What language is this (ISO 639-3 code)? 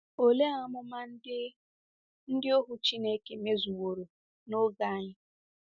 ibo